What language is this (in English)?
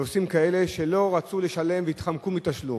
Hebrew